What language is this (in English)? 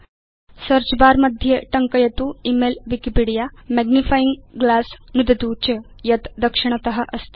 Sanskrit